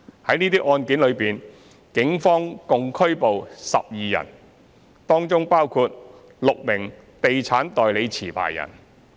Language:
Cantonese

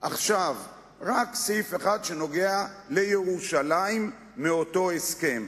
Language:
Hebrew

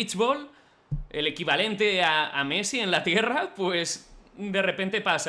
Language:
Spanish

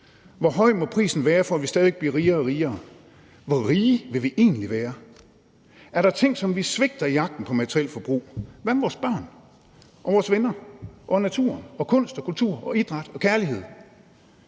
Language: Danish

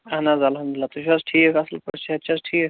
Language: Kashmiri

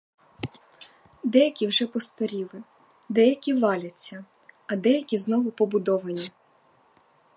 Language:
Ukrainian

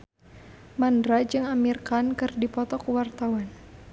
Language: Sundanese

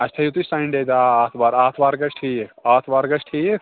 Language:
Kashmiri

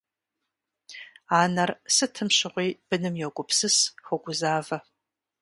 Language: Kabardian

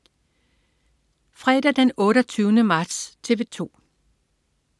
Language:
Danish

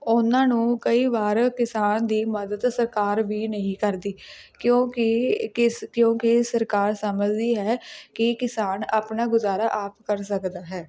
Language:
Punjabi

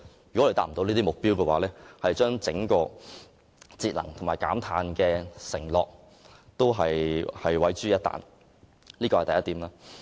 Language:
Cantonese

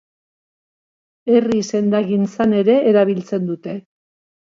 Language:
Basque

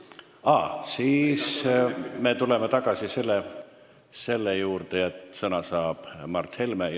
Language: Estonian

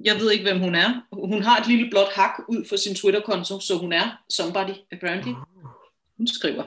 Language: Danish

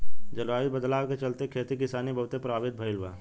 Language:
Bhojpuri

